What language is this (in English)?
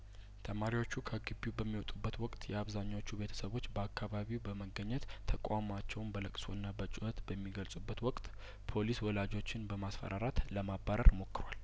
Amharic